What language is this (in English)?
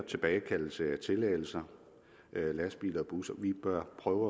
Danish